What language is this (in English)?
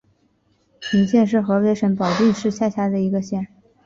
Chinese